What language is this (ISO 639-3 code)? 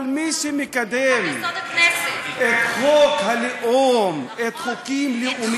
heb